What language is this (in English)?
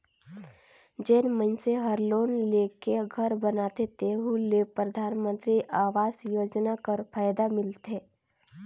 Chhattisgarhi